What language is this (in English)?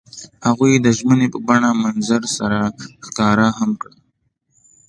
Pashto